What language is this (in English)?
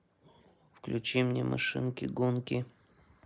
Russian